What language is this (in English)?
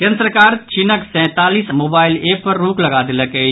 Maithili